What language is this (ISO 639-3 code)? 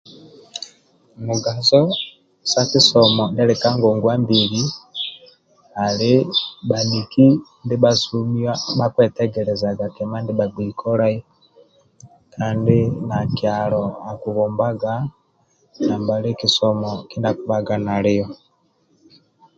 rwm